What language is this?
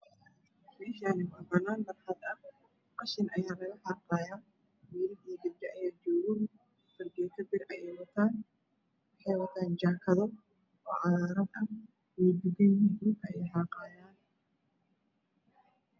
Somali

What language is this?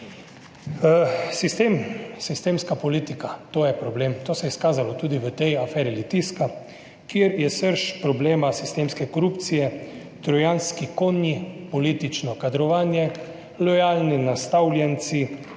Slovenian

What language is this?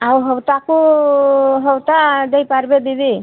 Odia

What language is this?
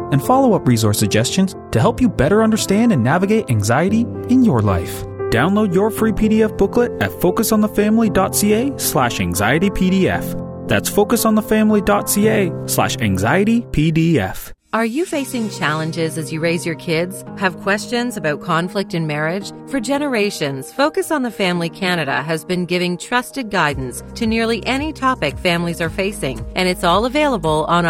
English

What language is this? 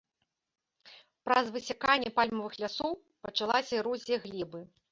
Belarusian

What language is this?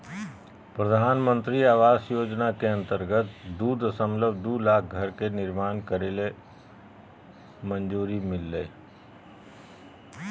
Magahi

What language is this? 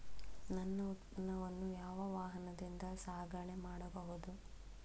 Kannada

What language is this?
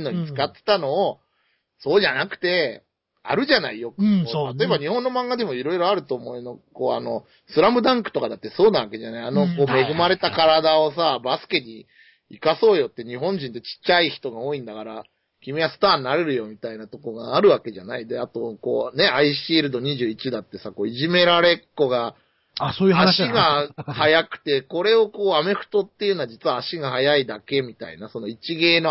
Japanese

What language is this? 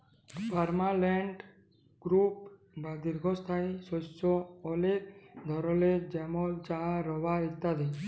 Bangla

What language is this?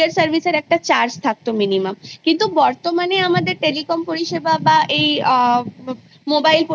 Bangla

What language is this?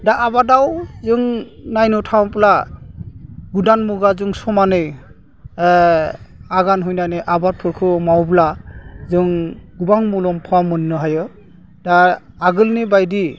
Bodo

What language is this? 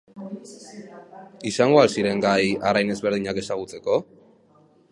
Basque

